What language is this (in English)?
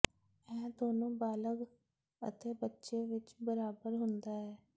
Punjabi